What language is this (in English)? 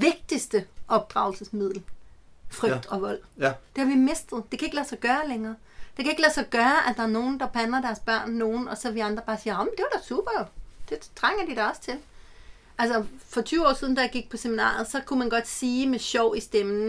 Danish